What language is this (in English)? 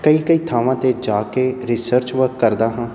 Punjabi